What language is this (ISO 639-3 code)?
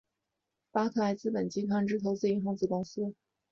zho